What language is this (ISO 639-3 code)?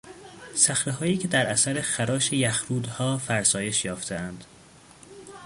fas